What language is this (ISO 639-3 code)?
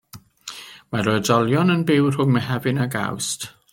cym